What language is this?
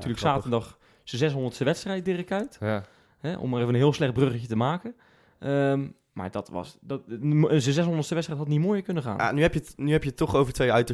Dutch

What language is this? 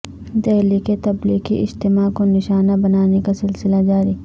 Urdu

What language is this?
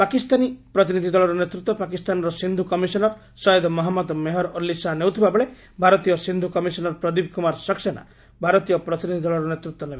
Odia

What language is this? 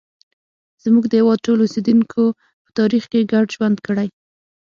Pashto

